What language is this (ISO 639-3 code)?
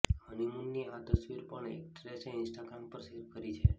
guj